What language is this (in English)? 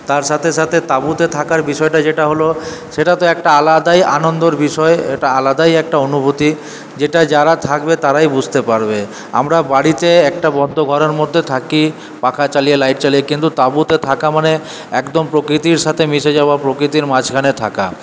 Bangla